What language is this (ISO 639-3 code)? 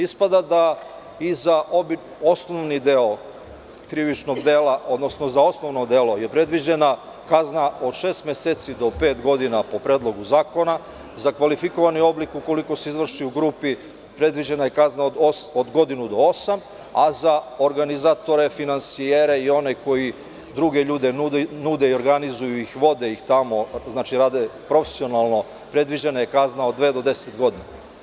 srp